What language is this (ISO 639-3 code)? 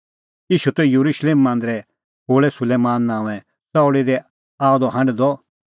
kfx